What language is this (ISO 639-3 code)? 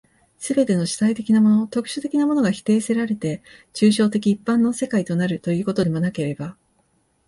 jpn